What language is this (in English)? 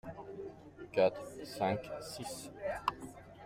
French